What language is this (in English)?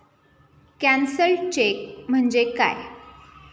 Marathi